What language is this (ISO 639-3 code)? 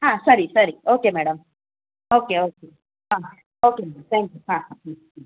kan